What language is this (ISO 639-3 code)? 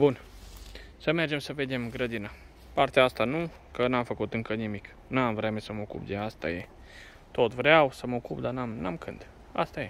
ron